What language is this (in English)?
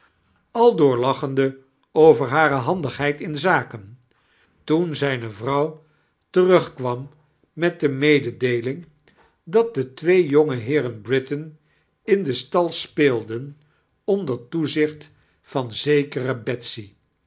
Dutch